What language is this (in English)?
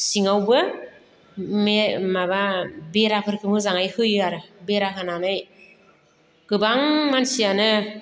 Bodo